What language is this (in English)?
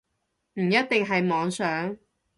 Cantonese